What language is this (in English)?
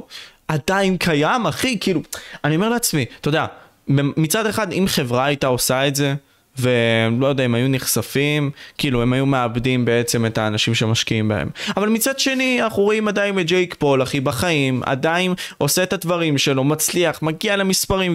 Hebrew